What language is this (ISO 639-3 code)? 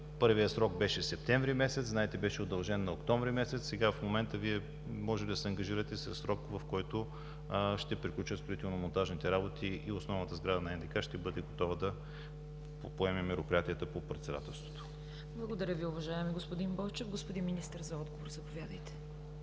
bul